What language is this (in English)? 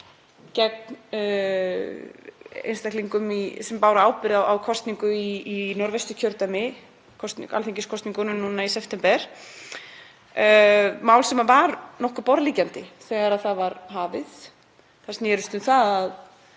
Icelandic